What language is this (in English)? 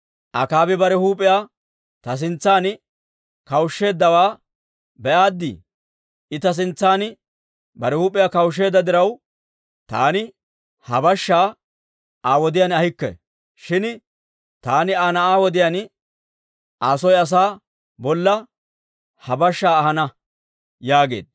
Dawro